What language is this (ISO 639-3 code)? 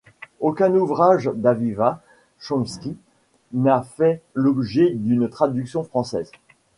fra